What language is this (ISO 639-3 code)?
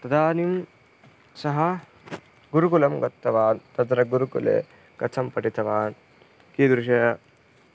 san